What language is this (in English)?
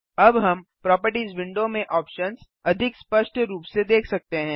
Hindi